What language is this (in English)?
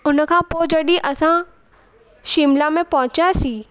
Sindhi